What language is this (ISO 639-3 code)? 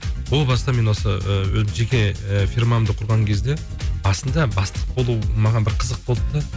kaz